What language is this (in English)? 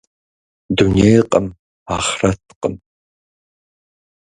Kabardian